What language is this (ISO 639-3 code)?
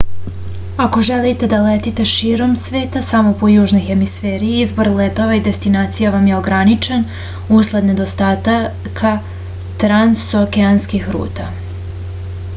srp